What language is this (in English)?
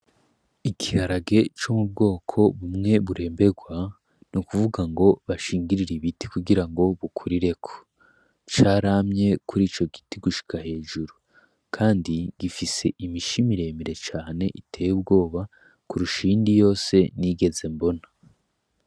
Rundi